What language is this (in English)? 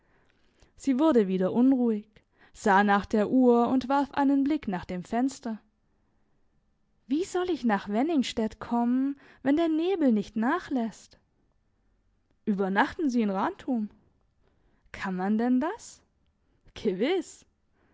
German